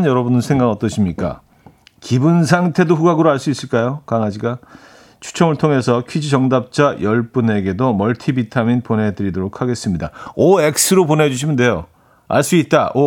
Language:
Korean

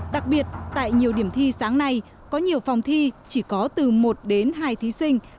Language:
Vietnamese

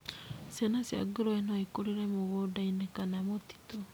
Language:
Kikuyu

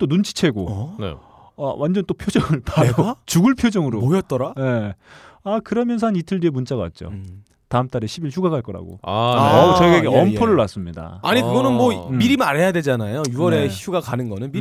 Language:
Korean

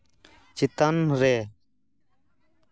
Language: Santali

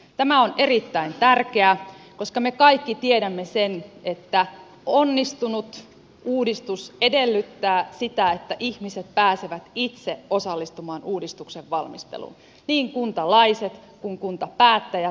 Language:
Finnish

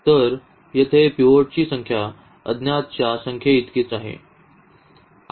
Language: Marathi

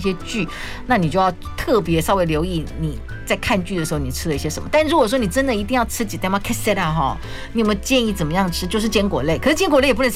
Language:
Chinese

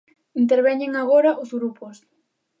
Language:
Galician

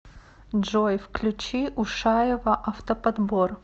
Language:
Russian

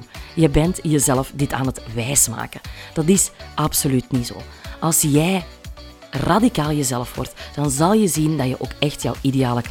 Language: Dutch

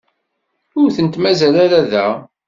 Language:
Kabyle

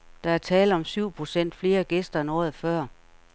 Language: Danish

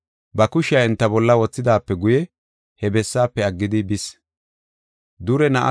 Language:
Gofa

